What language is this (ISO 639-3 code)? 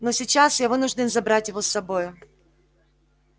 rus